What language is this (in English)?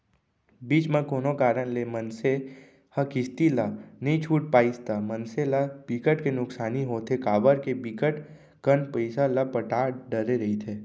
Chhattisgarhi